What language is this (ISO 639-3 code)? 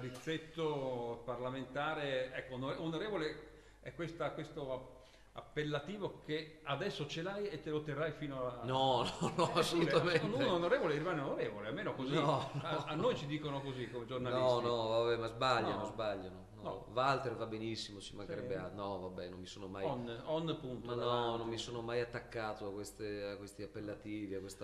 ita